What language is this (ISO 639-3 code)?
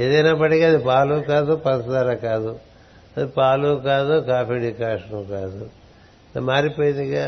tel